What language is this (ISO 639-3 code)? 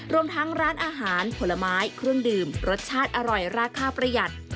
tha